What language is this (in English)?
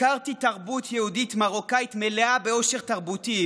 Hebrew